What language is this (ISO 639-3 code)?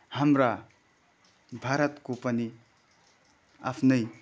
nep